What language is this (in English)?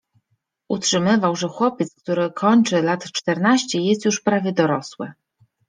Polish